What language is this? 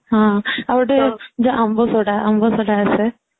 Odia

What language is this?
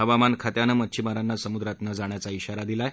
Marathi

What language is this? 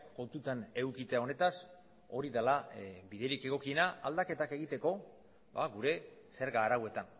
Basque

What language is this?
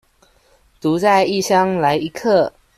Chinese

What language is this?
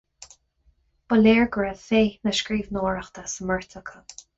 Irish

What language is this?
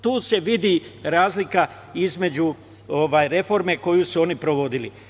Serbian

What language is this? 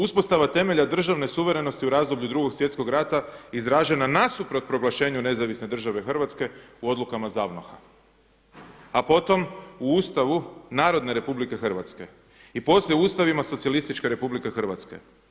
Croatian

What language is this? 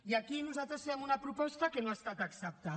Catalan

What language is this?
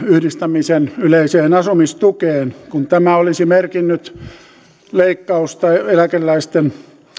Finnish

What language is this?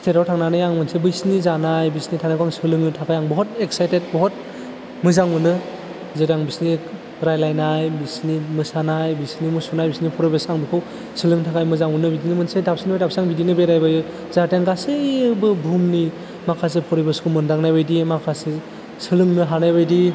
Bodo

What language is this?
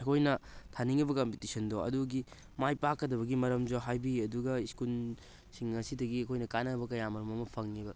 Manipuri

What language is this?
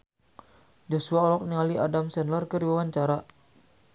Sundanese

